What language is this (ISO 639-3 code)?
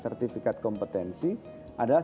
ind